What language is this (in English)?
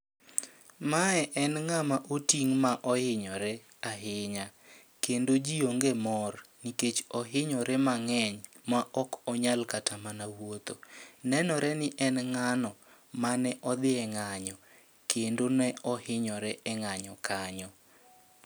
Luo (Kenya and Tanzania)